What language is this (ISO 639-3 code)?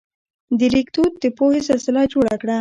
pus